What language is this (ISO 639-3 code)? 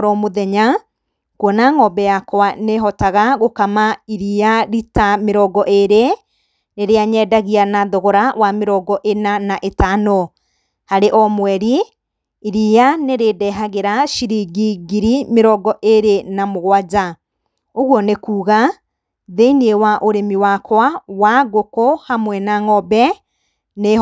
kik